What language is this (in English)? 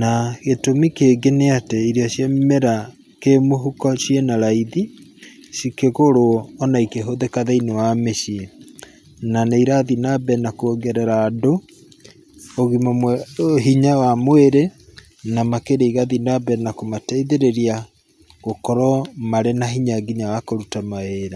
Kikuyu